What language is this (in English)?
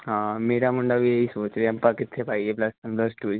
Punjabi